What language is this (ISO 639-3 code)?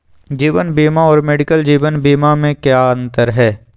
mag